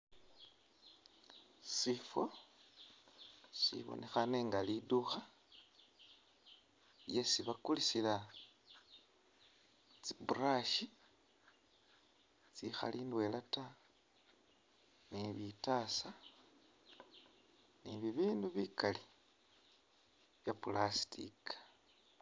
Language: Masaaba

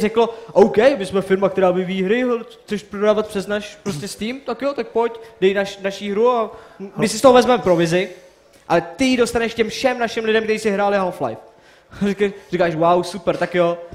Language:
Czech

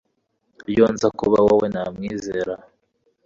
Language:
Kinyarwanda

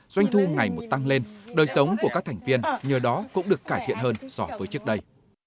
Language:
Vietnamese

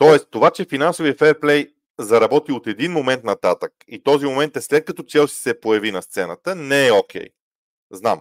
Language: Bulgarian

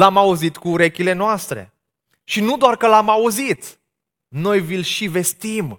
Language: Romanian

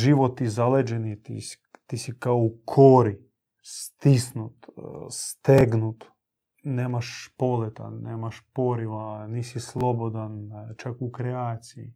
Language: Croatian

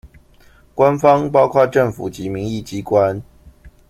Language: Chinese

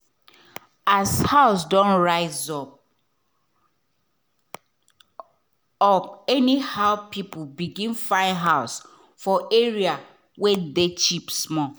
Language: Nigerian Pidgin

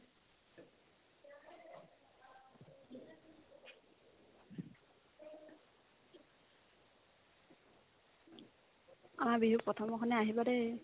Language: Assamese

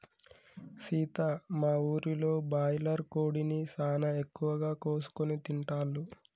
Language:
Telugu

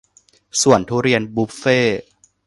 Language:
Thai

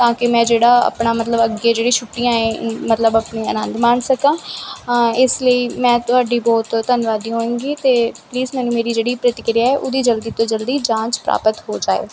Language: Punjabi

